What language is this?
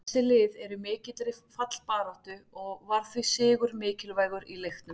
Icelandic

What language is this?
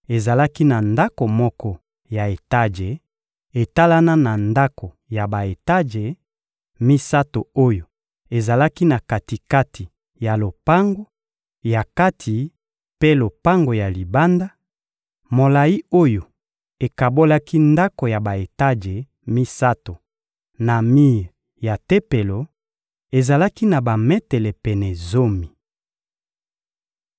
Lingala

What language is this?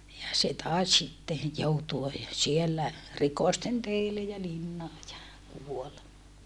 Finnish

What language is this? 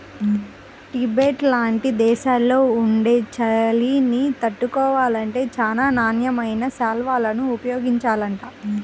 Telugu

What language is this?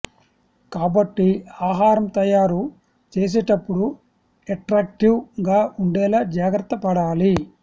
Telugu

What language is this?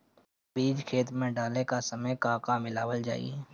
Bhojpuri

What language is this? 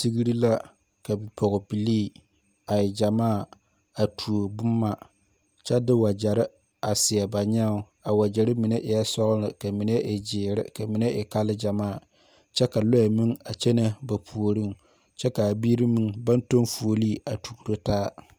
Southern Dagaare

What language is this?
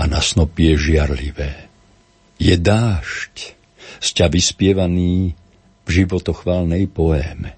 Slovak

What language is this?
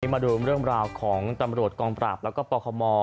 Thai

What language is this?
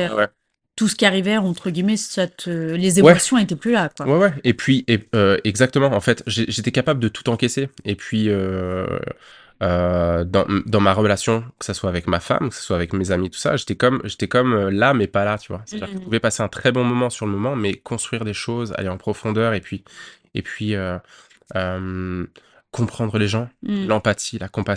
French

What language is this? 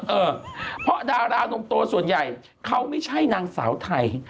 Thai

